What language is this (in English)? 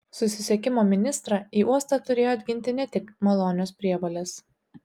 Lithuanian